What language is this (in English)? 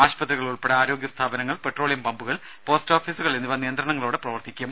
Malayalam